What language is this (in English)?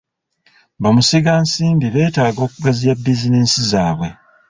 Ganda